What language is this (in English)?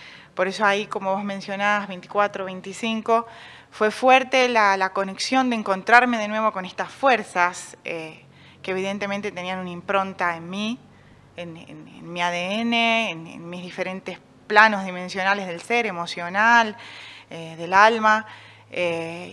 Spanish